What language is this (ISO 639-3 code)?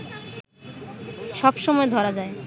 ben